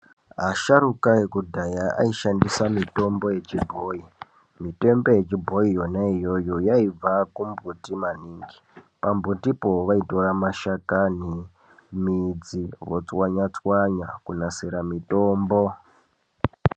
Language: Ndau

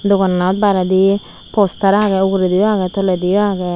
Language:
Chakma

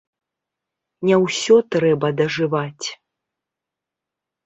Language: Belarusian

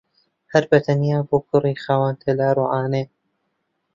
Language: Central Kurdish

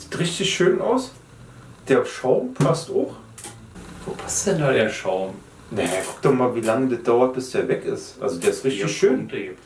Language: German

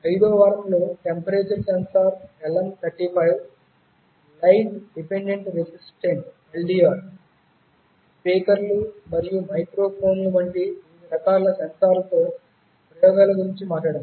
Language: Telugu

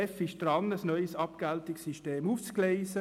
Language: Swiss German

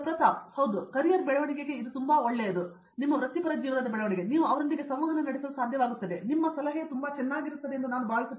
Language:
Kannada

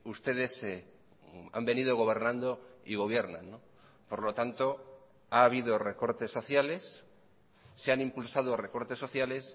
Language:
Spanish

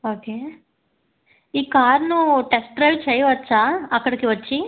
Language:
Telugu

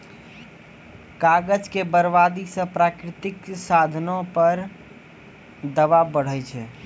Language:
Maithili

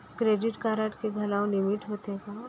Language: Chhattisgarhi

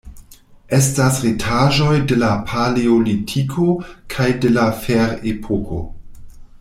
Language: Esperanto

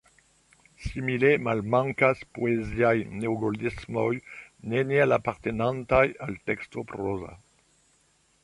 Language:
Esperanto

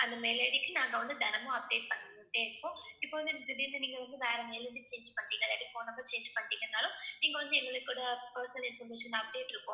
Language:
Tamil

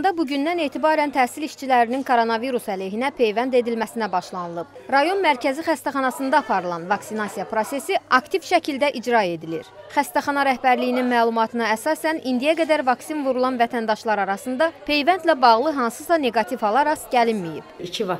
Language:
Turkish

